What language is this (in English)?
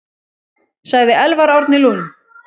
Icelandic